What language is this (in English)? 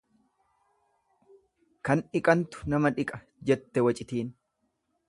Oromo